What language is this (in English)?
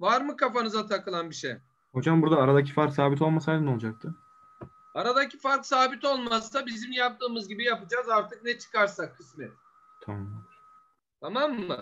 Turkish